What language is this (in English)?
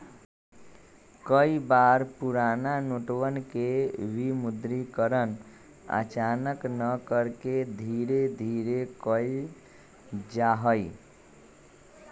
Magahi